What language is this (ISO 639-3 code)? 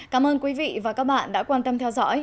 vie